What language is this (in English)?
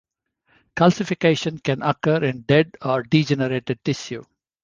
English